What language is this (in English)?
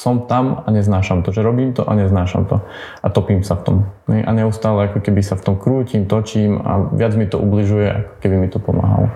Slovak